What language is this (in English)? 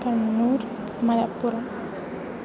Sanskrit